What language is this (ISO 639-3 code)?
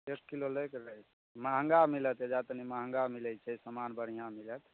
mai